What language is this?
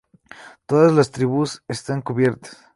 Spanish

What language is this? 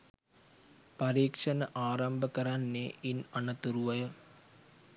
Sinhala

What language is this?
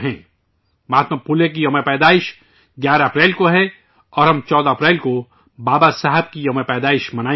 Urdu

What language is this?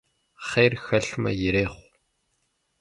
Kabardian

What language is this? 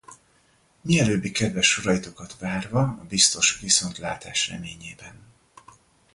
Hungarian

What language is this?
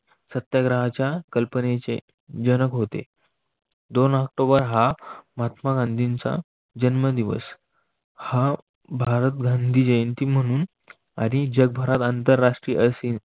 Marathi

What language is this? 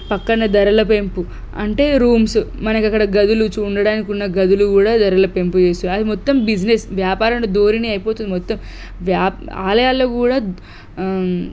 Telugu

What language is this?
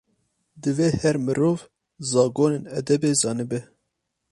Kurdish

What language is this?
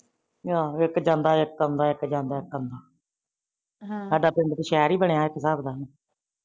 Punjabi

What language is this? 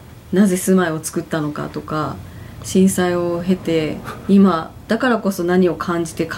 Japanese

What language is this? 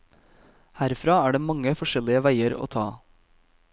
Norwegian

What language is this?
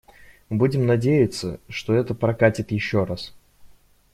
Russian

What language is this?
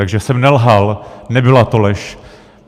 Czech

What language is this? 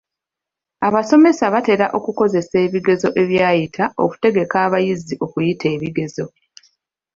Ganda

